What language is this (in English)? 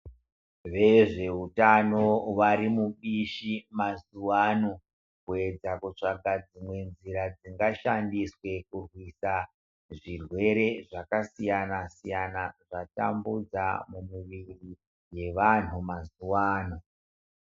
Ndau